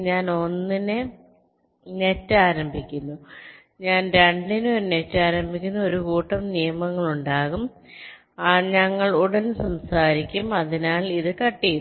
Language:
Malayalam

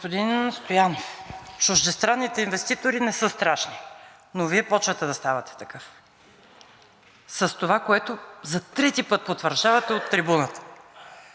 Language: Bulgarian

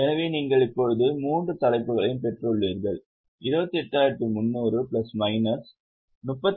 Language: Tamil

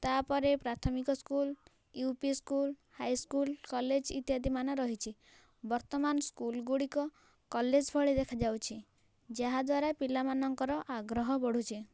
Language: Odia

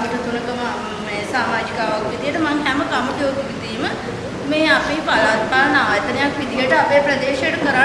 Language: Indonesian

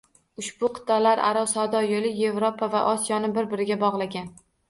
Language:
Uzbek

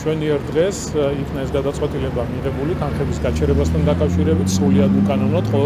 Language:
Romanian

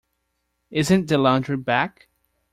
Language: English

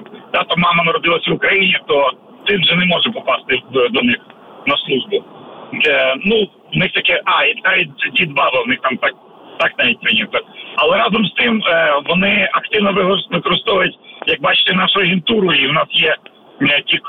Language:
Ukrainian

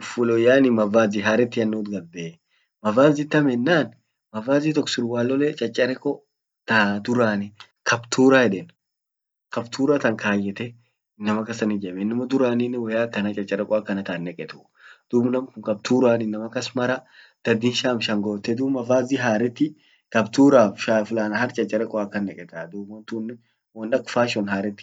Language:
Orma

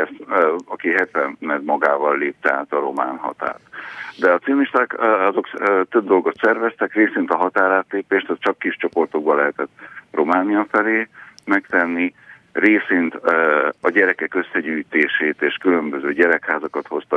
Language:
Hungarian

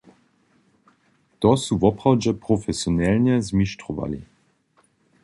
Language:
Upper Sorbian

